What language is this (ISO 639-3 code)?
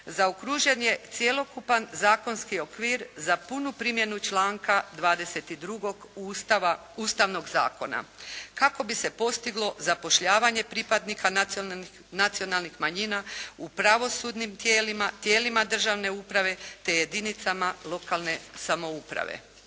hrv